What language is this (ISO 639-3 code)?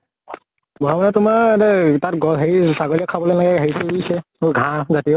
asm